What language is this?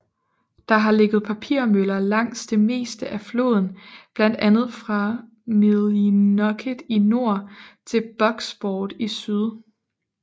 Danish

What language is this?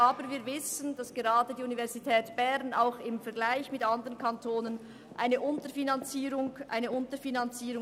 Swiss German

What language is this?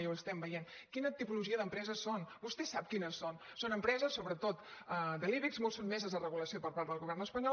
Catalan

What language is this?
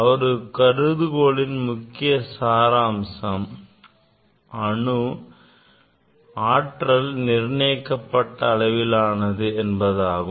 Tamil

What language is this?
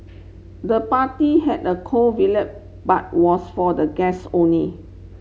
English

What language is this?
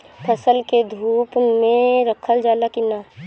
Bhojpuri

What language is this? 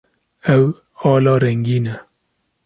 Kurdish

